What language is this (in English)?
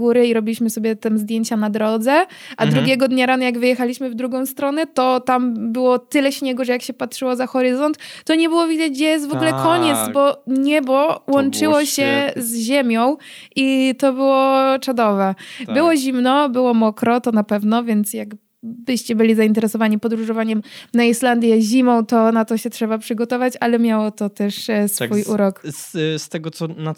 Polish